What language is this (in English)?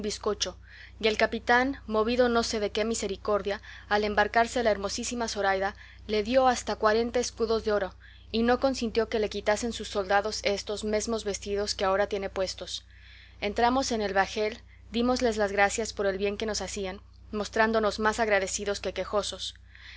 Spanish